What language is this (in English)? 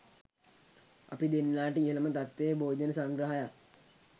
Sinhala